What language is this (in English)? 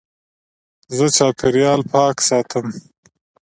Pashto